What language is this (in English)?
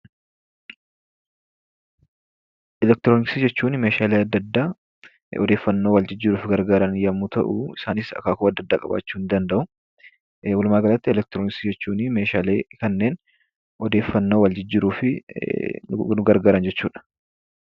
Oromo